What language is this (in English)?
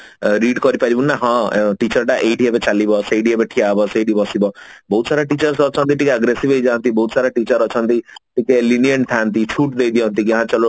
Odia